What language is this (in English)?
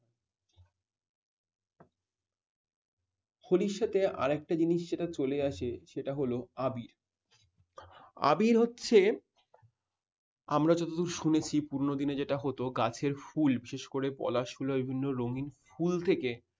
Bangla